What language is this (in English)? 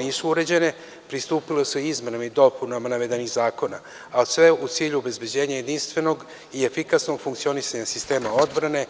Serbian